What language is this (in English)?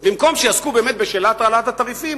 Hebrew